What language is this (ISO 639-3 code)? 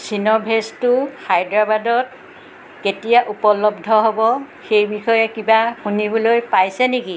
asm